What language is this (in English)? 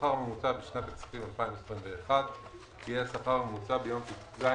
Hebrew